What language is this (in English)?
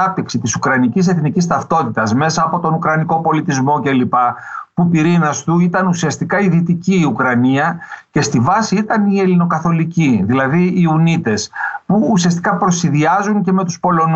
Greek